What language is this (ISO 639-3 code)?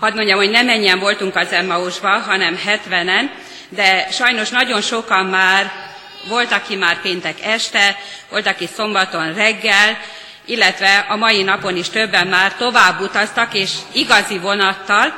hun